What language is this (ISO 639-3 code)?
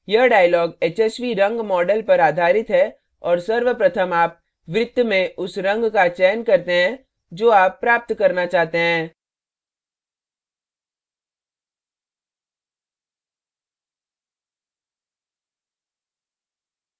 hin